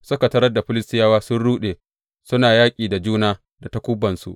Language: Hausa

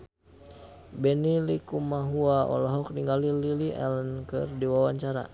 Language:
Sundanese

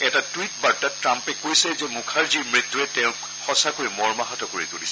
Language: Assamese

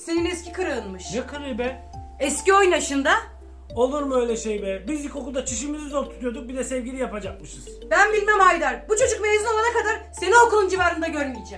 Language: Turkish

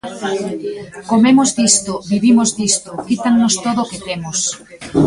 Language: Galician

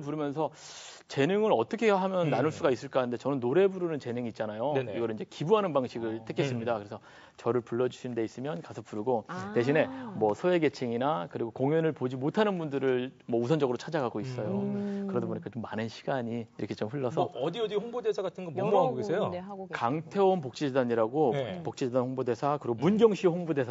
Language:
Korean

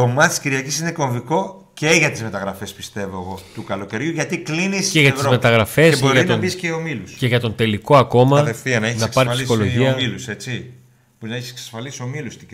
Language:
Greek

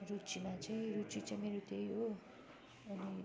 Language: Nepali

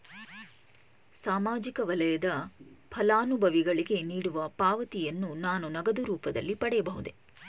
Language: Kannada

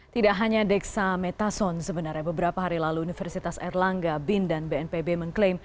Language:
Indonesian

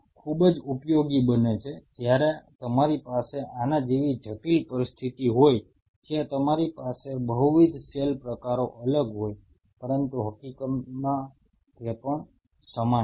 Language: Gujarati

